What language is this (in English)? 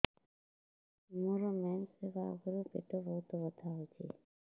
Odia